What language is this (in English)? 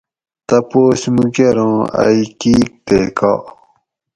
Gawri